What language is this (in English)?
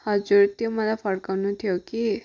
Nepali